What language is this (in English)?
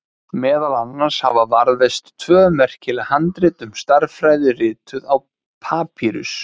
Icelandic